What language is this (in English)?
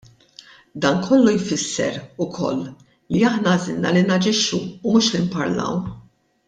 Maltese